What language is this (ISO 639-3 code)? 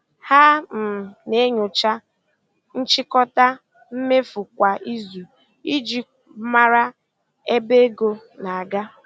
ibo